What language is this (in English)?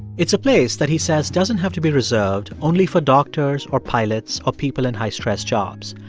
English